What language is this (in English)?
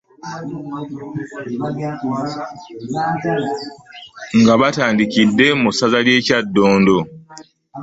Ganda